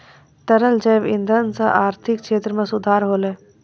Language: Maithili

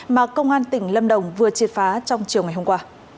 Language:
Vietnamese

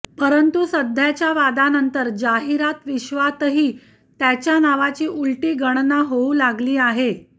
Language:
Marathi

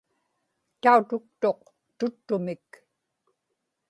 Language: Inupiaq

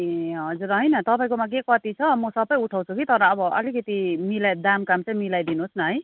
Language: Nepali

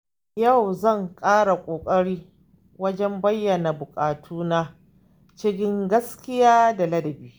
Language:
Hausa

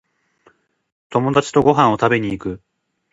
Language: Japanese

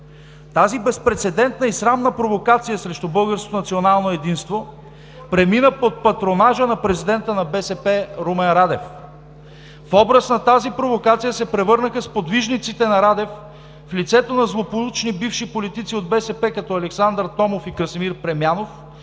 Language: Bulgarian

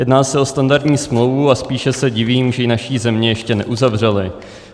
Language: Czech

